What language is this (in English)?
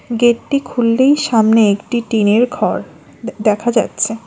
Bangla